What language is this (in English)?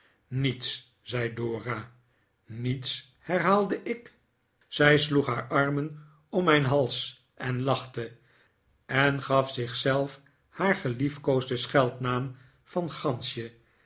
Dutch